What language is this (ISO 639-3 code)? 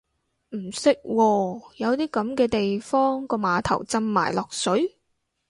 yue